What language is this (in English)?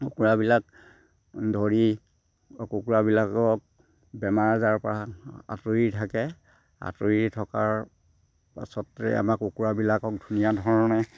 Assamese